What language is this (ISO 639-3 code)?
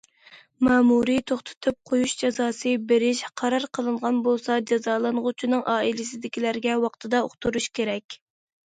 uig